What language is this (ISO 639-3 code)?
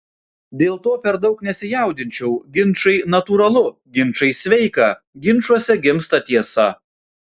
lit